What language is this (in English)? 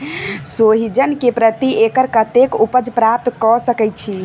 Maithili